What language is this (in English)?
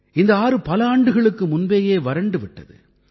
Tamil